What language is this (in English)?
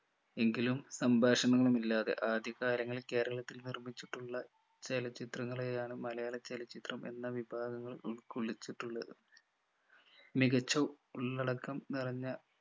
Malayalam